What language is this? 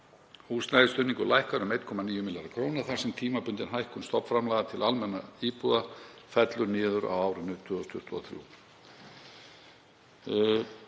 Icelandic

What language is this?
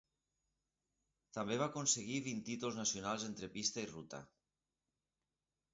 Catalan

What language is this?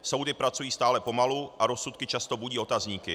Czech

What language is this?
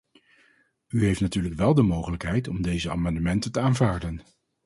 Dutch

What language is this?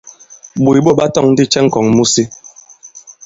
Bankon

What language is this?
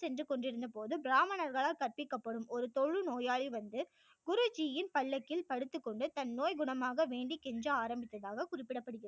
Tamil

